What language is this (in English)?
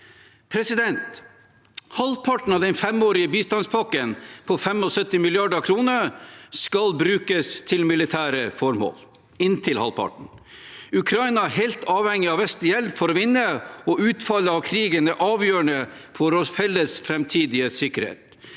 Norwegian